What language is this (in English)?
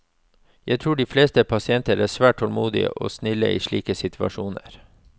Norwegian